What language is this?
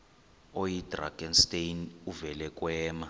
Xhosa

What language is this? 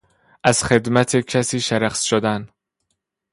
Persian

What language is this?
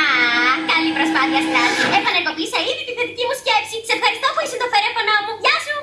Greek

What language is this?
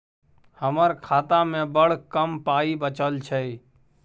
Maithili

